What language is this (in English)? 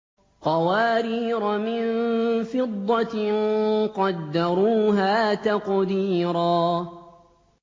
Arabic